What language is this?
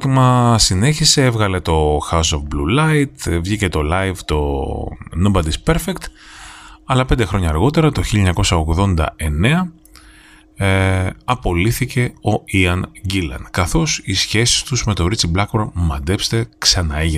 Greek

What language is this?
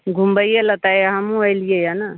Maithili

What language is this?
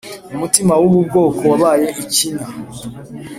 Kinyarwanda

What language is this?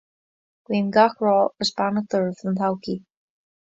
Irish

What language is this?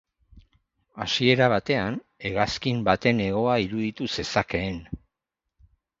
Basque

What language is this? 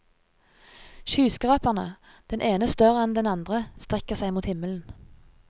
Norwegian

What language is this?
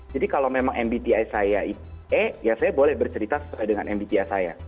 Indonesian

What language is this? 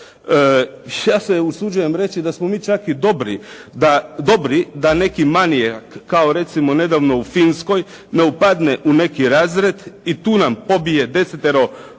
Croatian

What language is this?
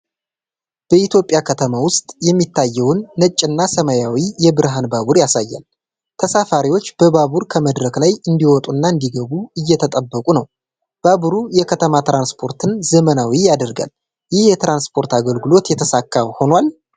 Amharic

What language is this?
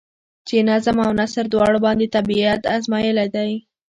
Pashto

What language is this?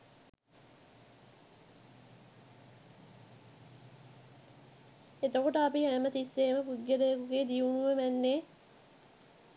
Sinhala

